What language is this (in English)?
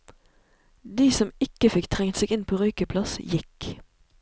Norwegian